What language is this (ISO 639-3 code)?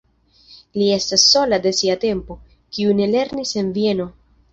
epo